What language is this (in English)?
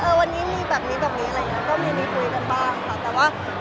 Thai